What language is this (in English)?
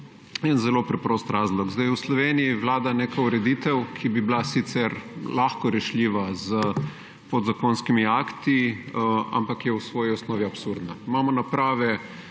Slovenian